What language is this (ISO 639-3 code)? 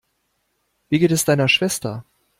deu